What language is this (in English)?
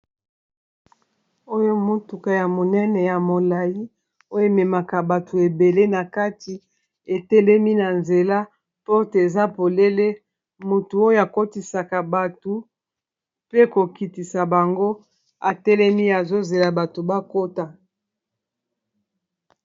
Lingala